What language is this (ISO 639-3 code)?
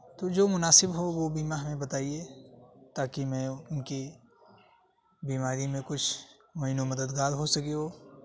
urd